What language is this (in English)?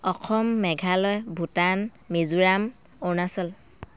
Assamese